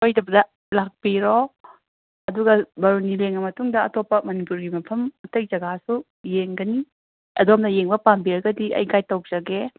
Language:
Manipuri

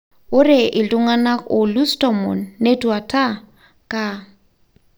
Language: Masai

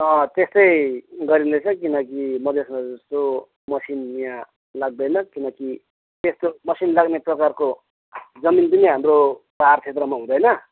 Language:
Nepali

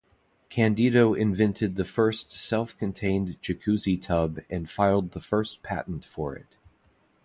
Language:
English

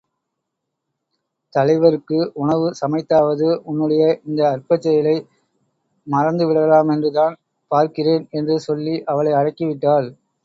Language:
Tamil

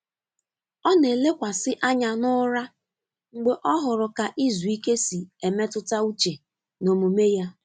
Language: Igbo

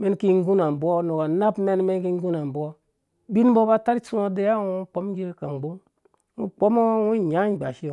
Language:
Dũya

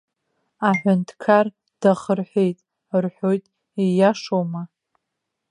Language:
Abkhazian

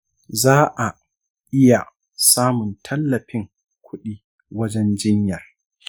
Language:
Hausa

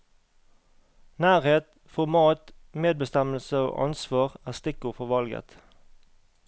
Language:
Norwegian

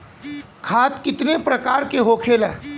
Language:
Bhojpuri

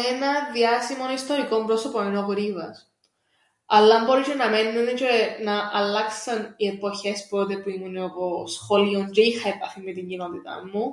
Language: Greek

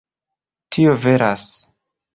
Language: Esperanto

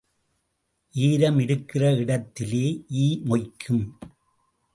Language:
Tamil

